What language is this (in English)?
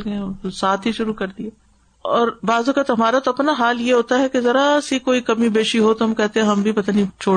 Urdu